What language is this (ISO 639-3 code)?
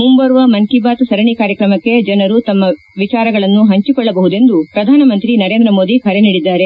kan